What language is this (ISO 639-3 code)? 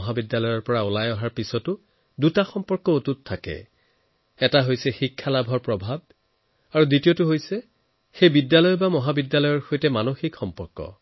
asm